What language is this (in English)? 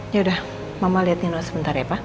Indonesian